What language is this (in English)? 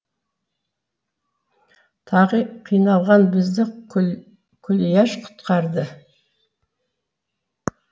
Kazakh